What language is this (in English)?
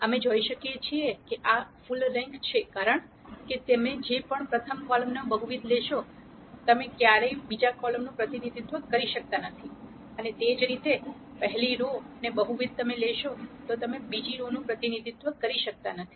Gujarati